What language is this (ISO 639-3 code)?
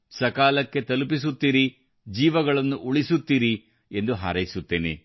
kan